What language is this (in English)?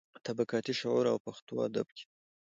Pashto